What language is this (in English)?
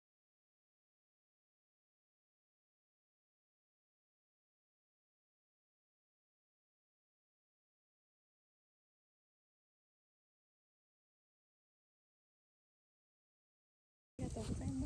Japanese